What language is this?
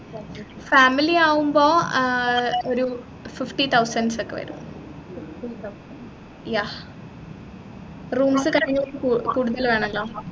Malayalam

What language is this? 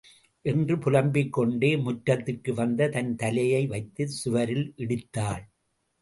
Tamil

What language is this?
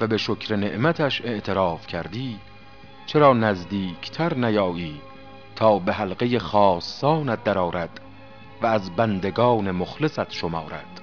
Persian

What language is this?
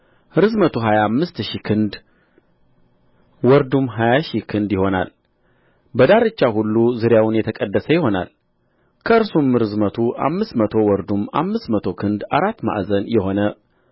Amharic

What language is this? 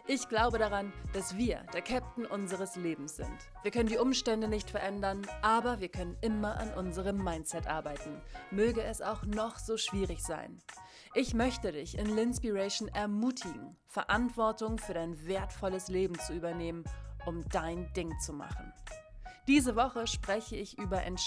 German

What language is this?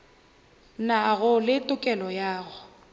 Northern Sotho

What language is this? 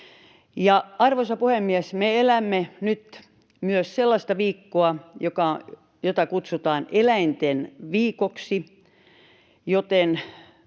Finnish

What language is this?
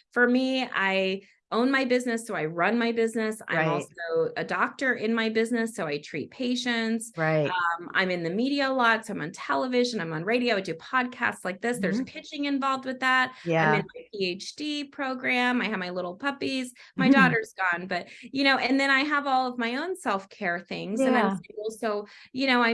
English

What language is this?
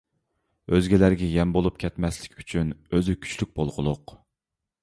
Uyghur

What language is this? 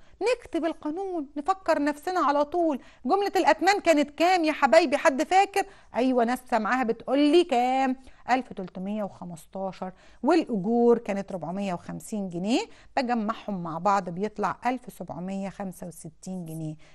Arabic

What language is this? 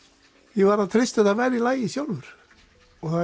Icelandic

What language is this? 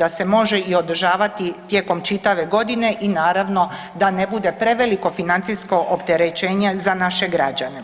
Croatian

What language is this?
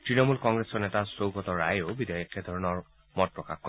Assamese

